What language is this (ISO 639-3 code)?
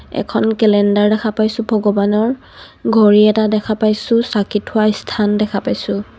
asm